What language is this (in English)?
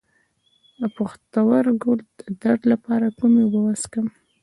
Pashto